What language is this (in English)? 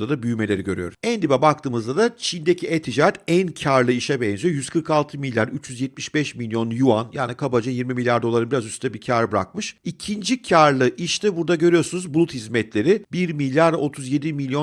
Turkish